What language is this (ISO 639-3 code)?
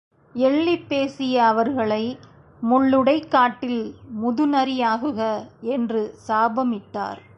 tam